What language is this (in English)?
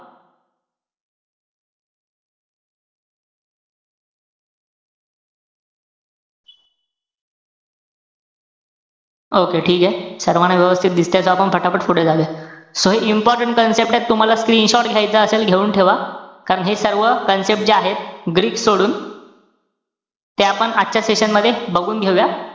Marathi